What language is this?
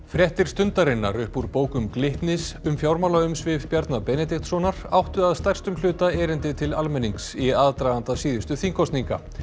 Icelandic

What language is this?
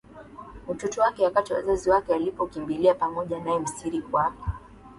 Swahili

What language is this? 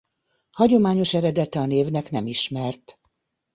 Hungarian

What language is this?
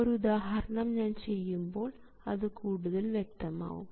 Malayalam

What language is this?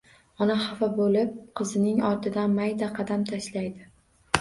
Uzbek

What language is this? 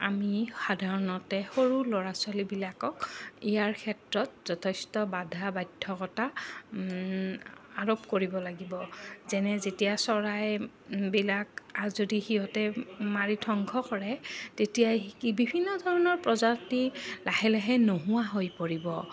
Assamese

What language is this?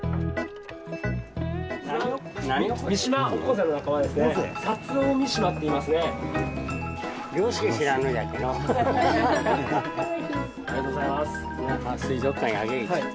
Japanese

